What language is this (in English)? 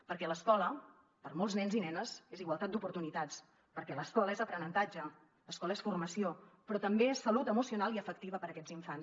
Catalan